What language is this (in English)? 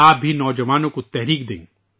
Urdu